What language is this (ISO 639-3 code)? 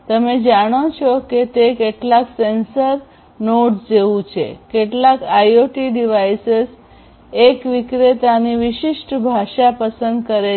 guj